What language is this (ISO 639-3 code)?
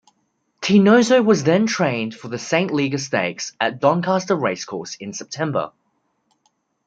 eng